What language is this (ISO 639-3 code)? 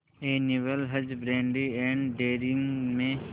hin